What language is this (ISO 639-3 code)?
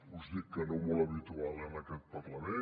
cat